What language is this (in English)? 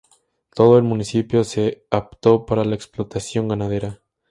Spanish